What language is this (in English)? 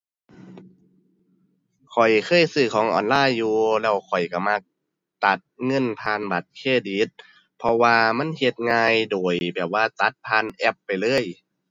Thai